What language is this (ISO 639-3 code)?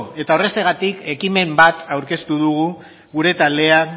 eus